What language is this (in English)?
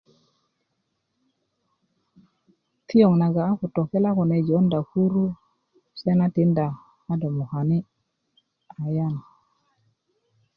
Kuku